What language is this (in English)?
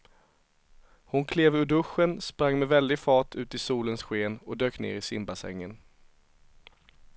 Swedish